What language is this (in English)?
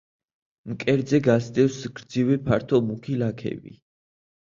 Georgian